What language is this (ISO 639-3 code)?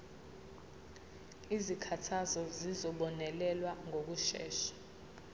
zul